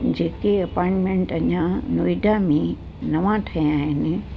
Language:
Sindhi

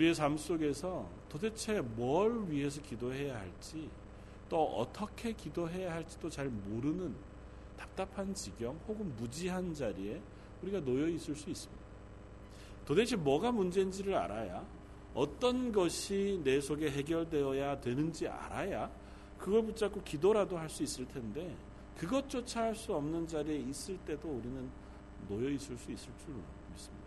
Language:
Korean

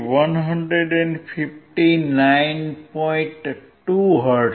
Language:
Gujarati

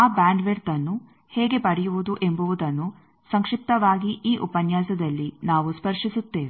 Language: Kannada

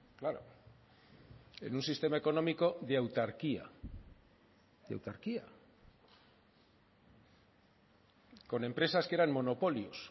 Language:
Spanish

